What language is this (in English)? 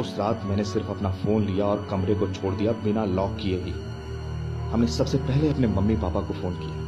Hindi